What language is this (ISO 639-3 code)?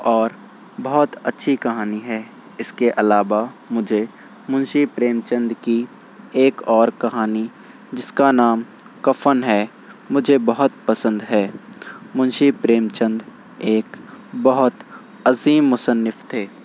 urd